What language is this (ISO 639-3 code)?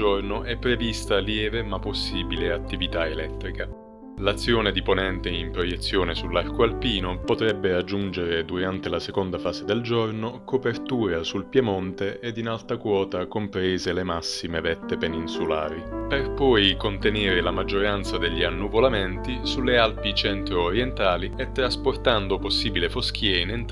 ita